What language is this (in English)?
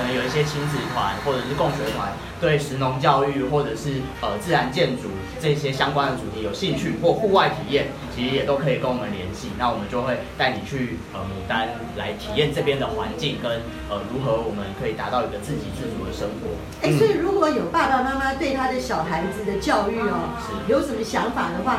Chinese